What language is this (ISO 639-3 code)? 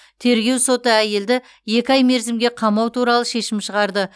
kaz